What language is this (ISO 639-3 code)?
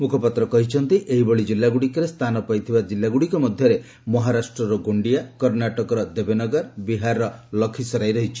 ori